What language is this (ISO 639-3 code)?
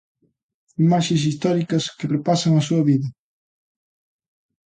glg